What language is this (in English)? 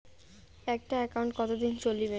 Bangla